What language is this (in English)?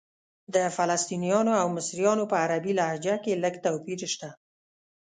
Pashto